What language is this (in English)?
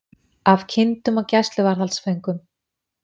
Icelandic